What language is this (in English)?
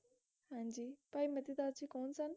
Punjabi